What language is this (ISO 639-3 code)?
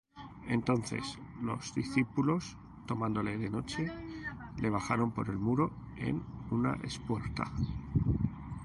spa